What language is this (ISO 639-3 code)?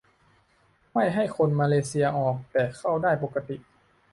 tha